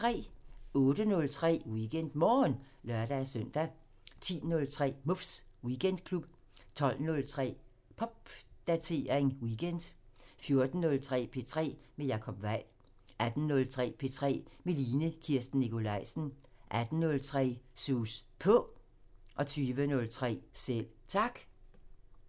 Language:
Danish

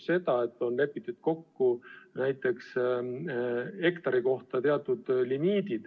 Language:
Estonian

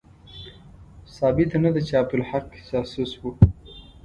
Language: Pashto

